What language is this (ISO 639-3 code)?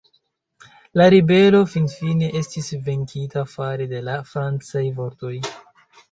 epo